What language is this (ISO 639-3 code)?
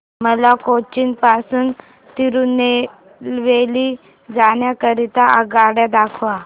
mar